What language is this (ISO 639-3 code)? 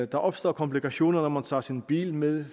dan